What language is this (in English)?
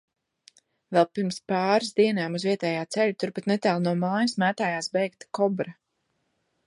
Latvian